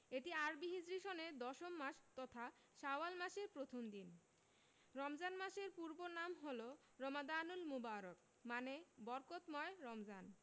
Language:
Bangla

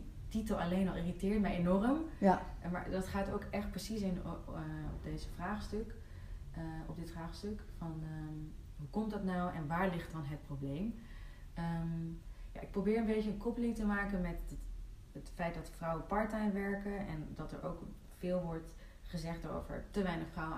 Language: Dutch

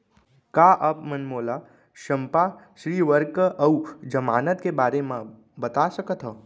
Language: Chhattisgarhi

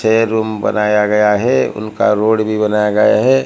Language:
Hindi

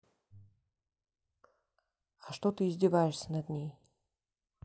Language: Russian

